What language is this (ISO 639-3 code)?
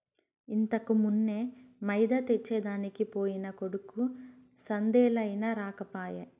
tel